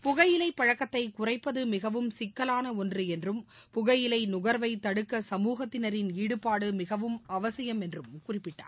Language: Tamil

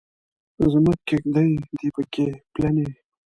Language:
Pashto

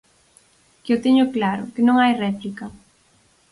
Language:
Galician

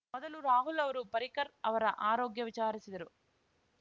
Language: Kannada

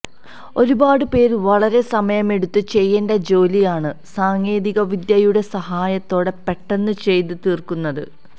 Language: Malayalam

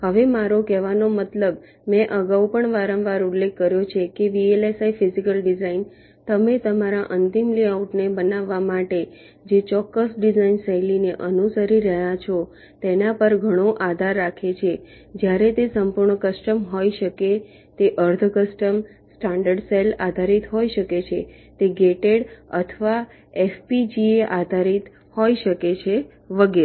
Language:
Gujarati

